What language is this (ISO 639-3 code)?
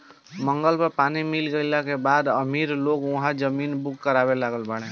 bho